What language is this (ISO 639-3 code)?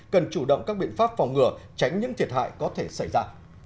vie